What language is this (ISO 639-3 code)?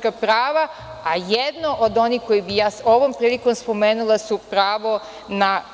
srp